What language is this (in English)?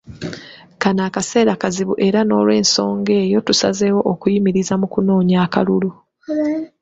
Ganda